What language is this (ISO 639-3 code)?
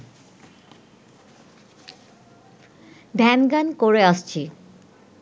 ben